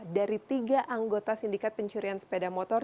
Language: Indonesian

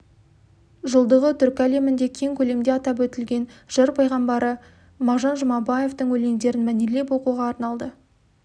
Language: Kazakh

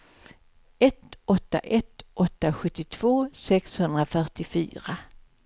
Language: Swedish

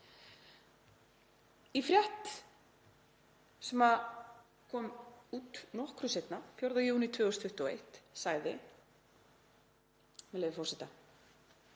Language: Icelandic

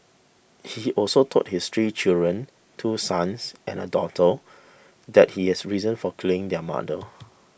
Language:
English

